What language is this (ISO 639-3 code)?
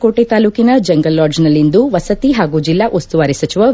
kan